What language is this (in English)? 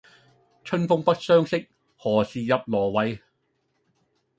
Cantonese